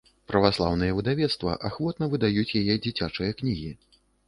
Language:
Belarusian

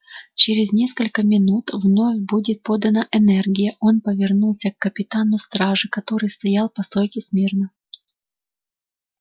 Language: Russian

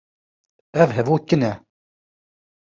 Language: Kurdish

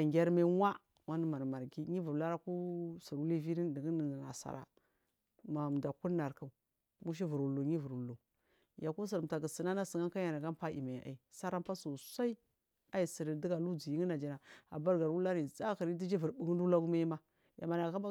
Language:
Marghi South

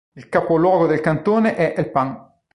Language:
Italian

